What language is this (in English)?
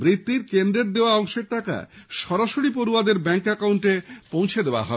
Bangla